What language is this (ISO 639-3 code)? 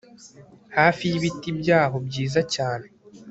kin